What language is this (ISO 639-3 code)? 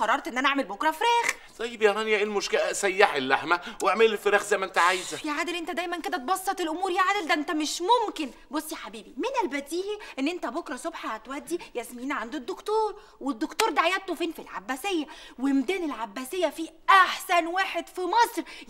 ara